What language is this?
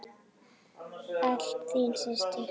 Icelandic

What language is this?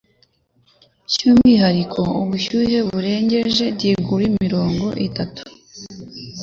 Kinyarwanda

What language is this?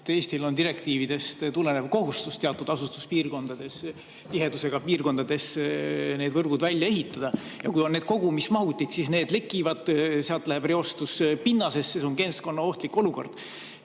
Estonian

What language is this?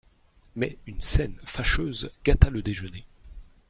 French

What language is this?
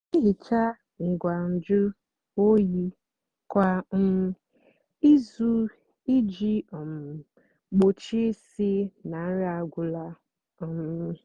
Igbo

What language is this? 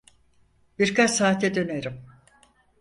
Turkish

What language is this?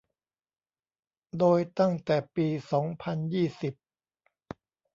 Thai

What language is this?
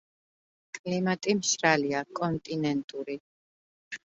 Georgian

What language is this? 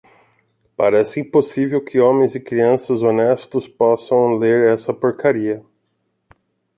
Portuguese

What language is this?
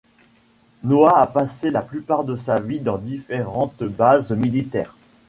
French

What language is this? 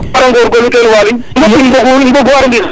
Serer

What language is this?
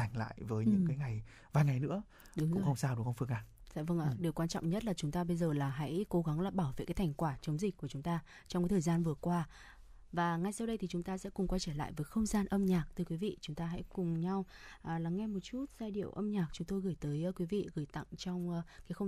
Vietnamese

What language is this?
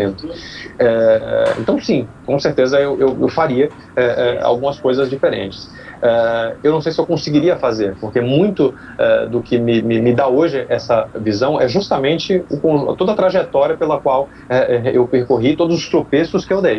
Portuguese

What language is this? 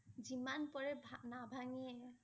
Assamese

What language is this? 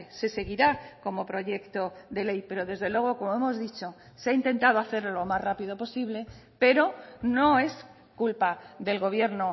Spanish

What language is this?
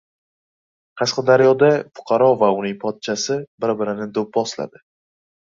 Uzbek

